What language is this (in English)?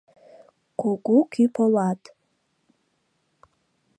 Mari